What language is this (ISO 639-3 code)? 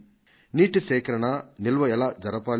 tel